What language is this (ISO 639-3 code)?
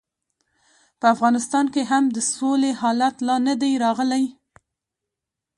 pus